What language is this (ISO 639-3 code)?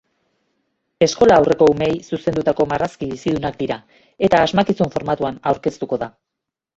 eus